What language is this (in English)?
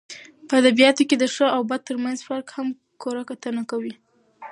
Pashto